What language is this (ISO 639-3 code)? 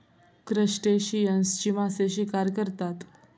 mar